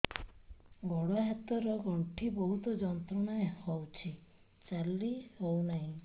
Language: Odia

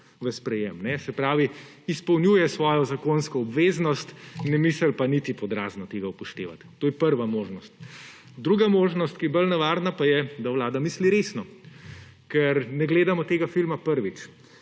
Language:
Slovenian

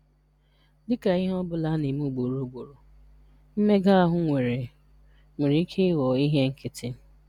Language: Igbo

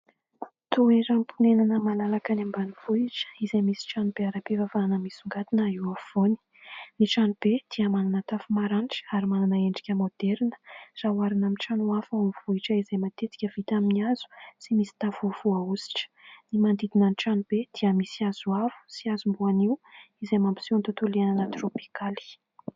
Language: Malagasy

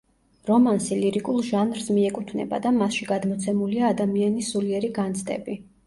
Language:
Georgian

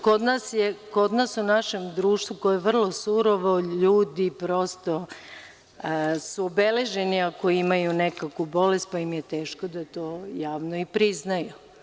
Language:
Serbian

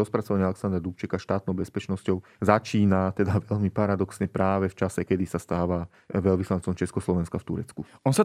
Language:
Slovak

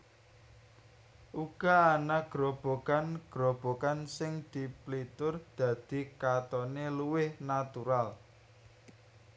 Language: Javanese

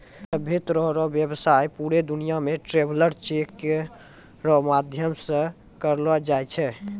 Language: Maithili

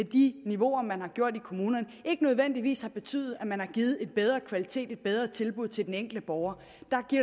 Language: Danish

